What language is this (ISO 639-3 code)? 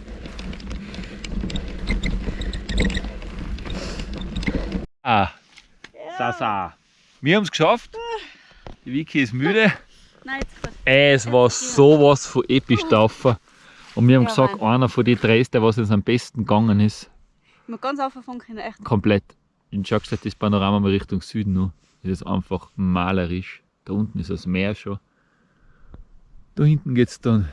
deu